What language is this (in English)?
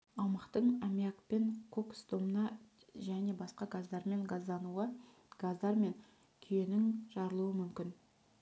Kazakh